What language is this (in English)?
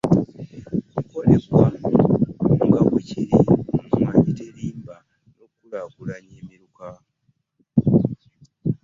Ganda